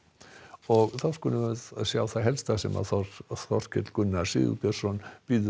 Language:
Icelandic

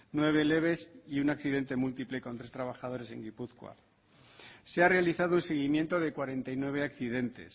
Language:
Spanish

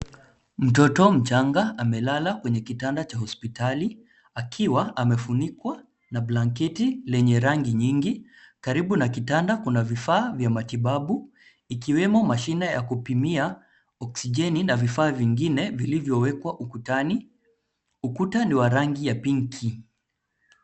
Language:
Swahili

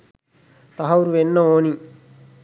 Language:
Sinhala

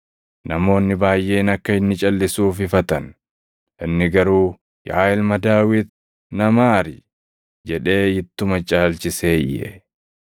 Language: Oromo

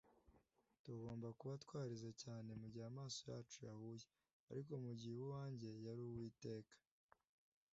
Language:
Kinyarwanda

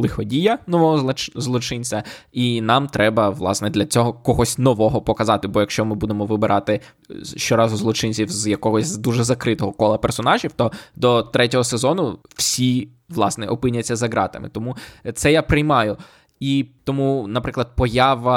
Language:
Ukrainian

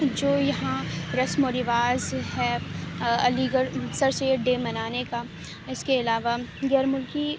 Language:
Urdu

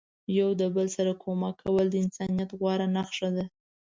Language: Pashto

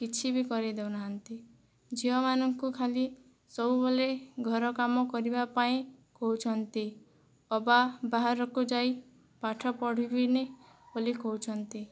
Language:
Odia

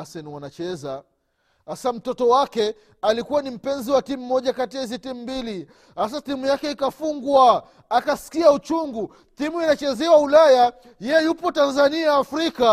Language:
Swahili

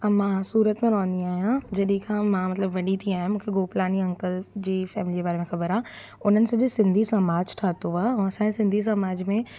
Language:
Sindhi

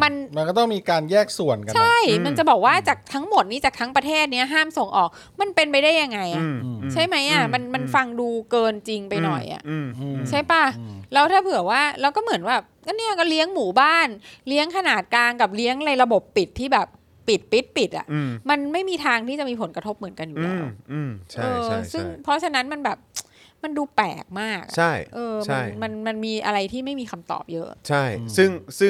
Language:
Thai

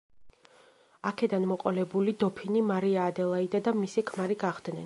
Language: Georgian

